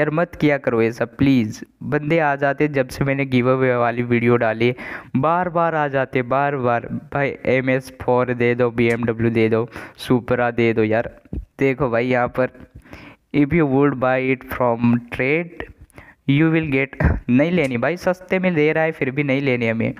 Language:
Hindi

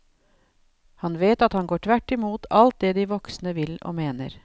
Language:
Norwegian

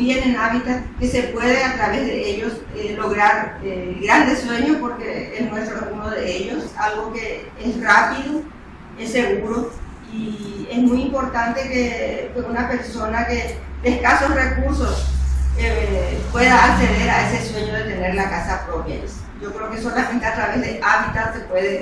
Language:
Spanish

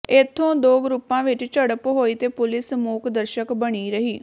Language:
Punjabi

